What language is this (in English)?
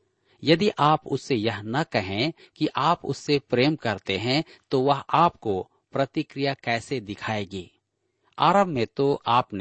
Hindi